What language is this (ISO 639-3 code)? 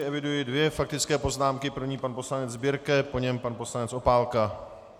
ces